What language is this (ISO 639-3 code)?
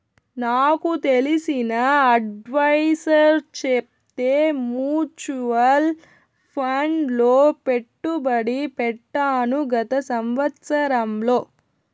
tel